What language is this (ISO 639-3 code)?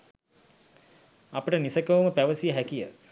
sin